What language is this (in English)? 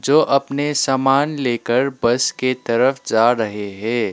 Hindi